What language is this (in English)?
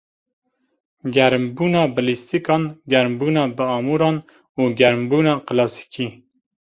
Kurdish